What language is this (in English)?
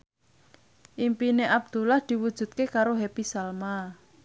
Javanese